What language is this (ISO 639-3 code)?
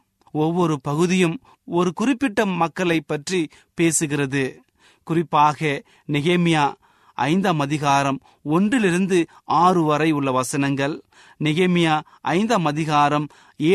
tam